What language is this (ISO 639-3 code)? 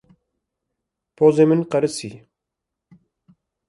kur